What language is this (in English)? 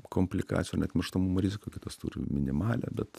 Lithuanian